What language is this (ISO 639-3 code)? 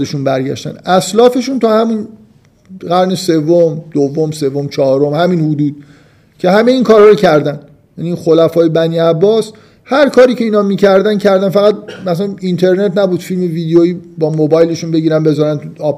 fas